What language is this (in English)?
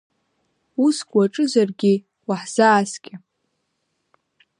Abkhazian